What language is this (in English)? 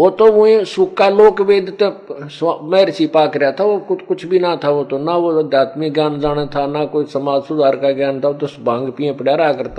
Hindi